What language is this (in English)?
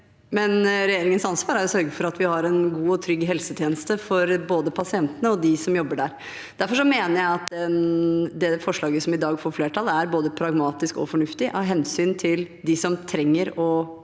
Norwegian